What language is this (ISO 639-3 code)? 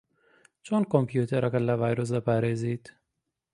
ckb